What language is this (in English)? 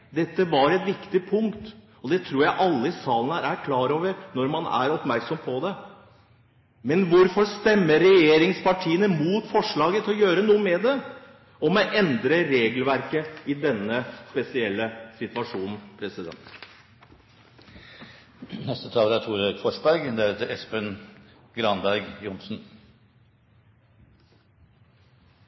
Norwegian Bokmål